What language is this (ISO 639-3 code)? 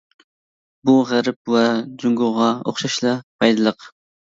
uig